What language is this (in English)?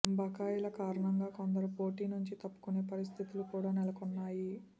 Telugu